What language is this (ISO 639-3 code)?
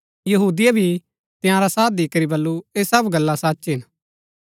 gbk